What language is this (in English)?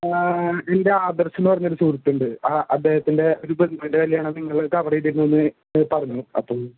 Malayalam